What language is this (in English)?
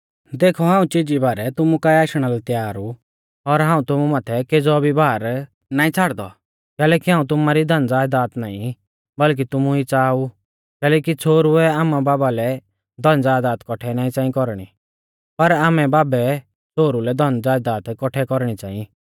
Mahasu Pahari